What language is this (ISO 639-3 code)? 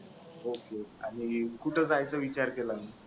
mar